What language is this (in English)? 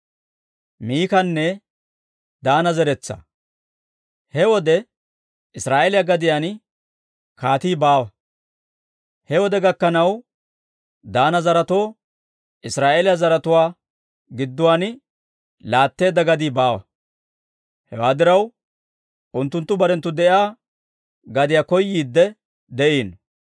Dawro